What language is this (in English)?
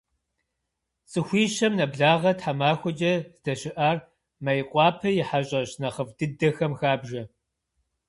Kabardian